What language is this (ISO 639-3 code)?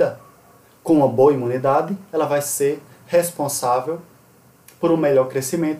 por